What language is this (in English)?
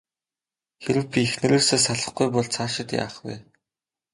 Mongolian